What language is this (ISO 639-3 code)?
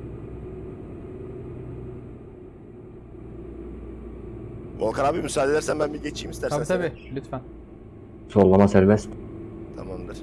tur